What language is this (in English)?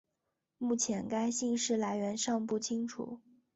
Chinese